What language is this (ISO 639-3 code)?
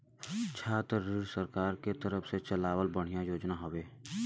bho